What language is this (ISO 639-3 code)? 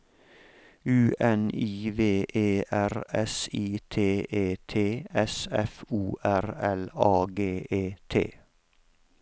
nor